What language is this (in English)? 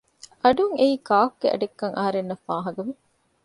Divehi